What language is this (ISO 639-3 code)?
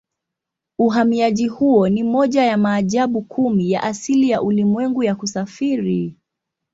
swa